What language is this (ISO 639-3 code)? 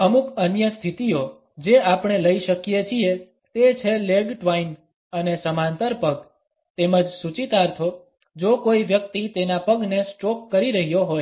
guj